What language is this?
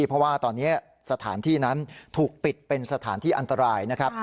Thai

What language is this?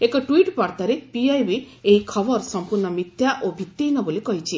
Odia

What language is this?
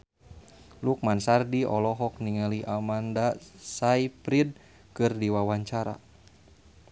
Sundanese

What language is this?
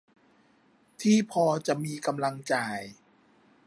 Thai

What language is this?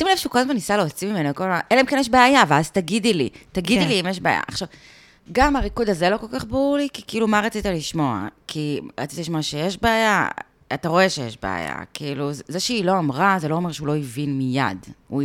Hebrew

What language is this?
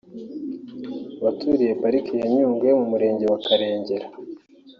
Kinyarwanda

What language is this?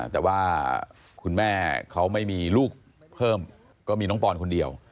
Thai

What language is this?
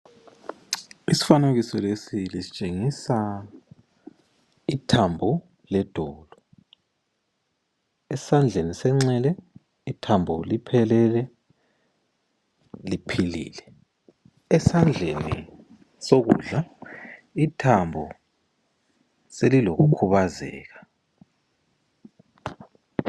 North Ndebele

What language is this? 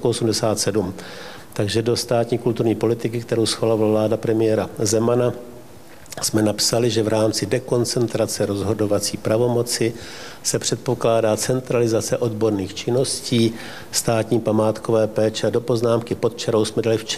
Czech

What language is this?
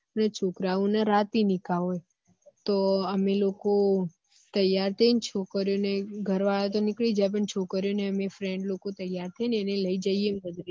Gujarati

